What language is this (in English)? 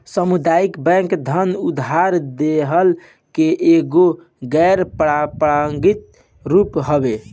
Bhojpuri